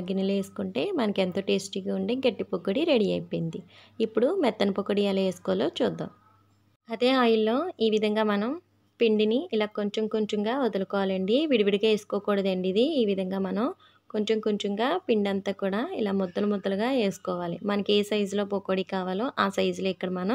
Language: Hindi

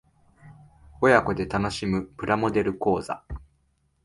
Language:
Japanese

